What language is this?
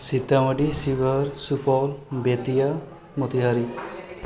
Maithili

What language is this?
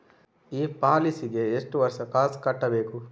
Kannada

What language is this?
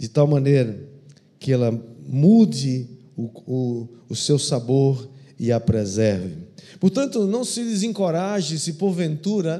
Portuguese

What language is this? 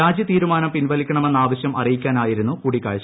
Malayalam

